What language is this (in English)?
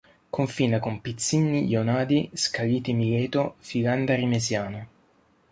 Italian